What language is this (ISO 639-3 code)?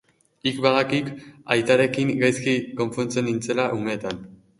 eus